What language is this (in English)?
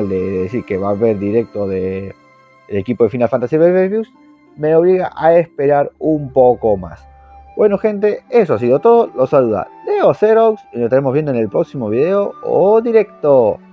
Spanish